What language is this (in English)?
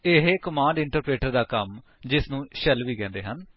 Punjabi